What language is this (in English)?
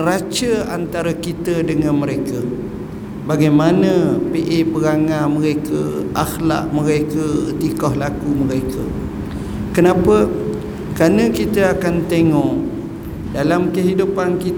Malay